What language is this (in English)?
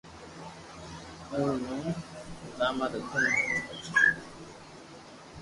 Loarki